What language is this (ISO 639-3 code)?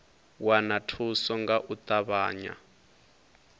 ven